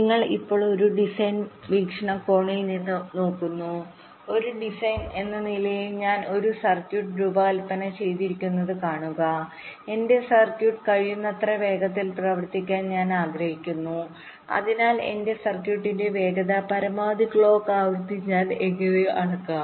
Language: Malayalam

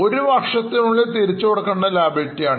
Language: Malayalam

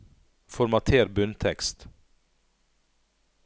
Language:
Norwegian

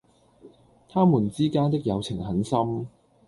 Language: Cantonese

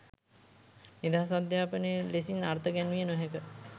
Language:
Sinhala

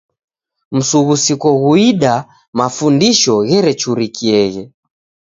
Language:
Taita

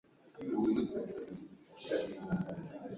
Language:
Swahili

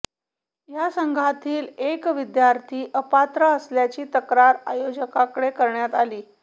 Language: Marathi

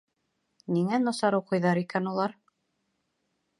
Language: Bashkir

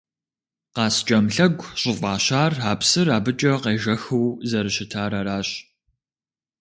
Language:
Kabardian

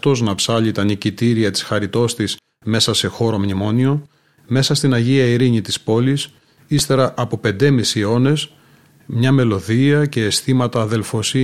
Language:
Greek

